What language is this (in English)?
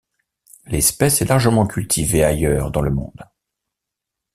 French